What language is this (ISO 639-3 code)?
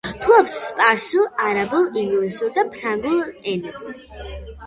kat